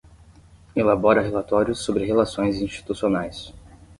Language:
Portuguese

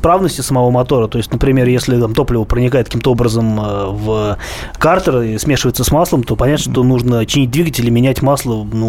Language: Russian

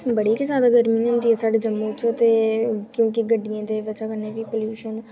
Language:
Dogri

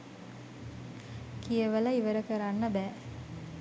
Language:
Sinhala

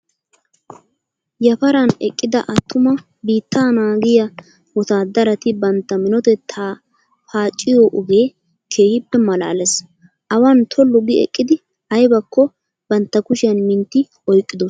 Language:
Wolaytta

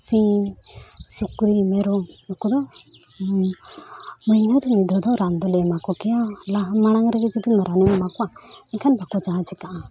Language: Santali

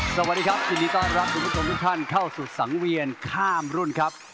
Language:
Thai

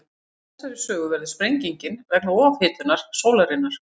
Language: Icelandic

